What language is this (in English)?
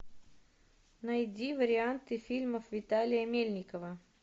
Russian